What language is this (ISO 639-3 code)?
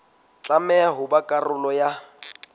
sot